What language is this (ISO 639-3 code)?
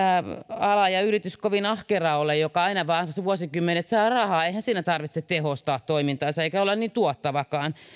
fin